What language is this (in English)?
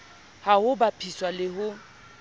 Southern Sotho